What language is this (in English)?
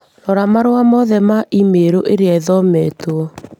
Kikuyu